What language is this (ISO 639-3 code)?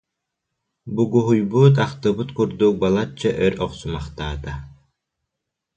sah